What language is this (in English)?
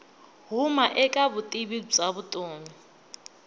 Tsonga